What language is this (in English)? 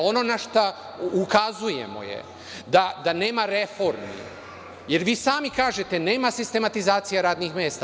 Serbian